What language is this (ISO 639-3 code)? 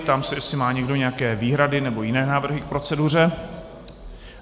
ces